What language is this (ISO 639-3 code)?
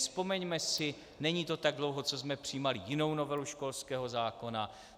ces